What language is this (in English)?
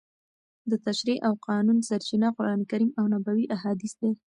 Pashto